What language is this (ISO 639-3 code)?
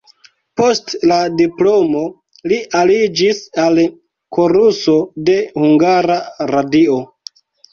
epo